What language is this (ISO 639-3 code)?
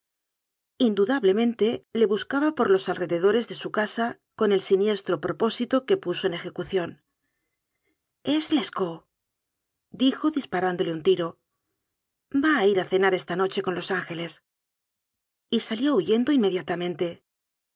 spa